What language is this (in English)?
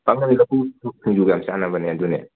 Manipuri